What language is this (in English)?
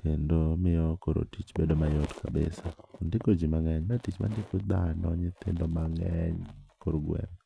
Luo (Kenya and Tanzania)